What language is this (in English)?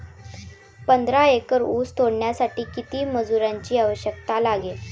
Marathi